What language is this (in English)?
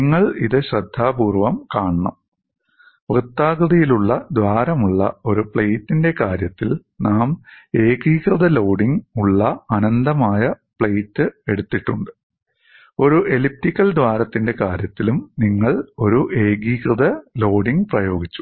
Malayalam